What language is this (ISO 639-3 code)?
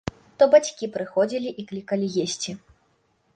bel